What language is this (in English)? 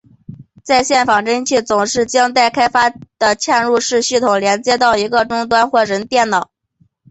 Chinese